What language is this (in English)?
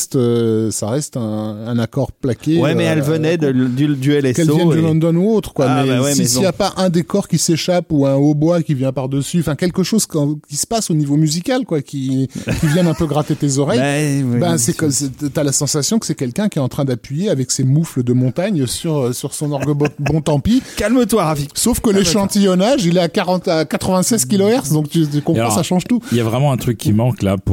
French